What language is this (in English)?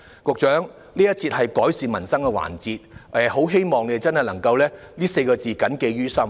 Cantonese